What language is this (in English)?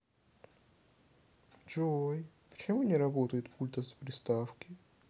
Russian